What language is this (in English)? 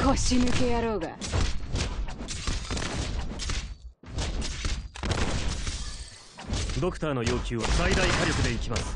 Japanese